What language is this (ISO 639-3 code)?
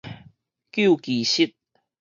nan